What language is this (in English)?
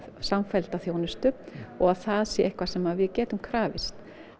Icelandic